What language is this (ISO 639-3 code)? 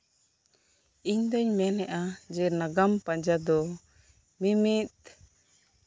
sat